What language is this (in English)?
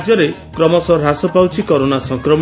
Odia